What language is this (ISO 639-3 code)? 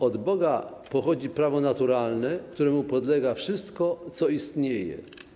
pol